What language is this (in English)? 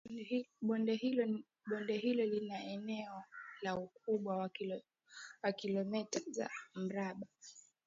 Swahili